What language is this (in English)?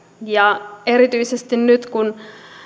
Finnish